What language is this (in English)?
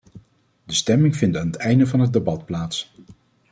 Dutch